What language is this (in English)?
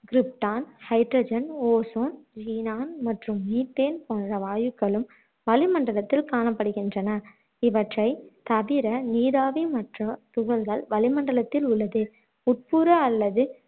Tamil